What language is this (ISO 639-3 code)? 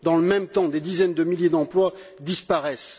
fra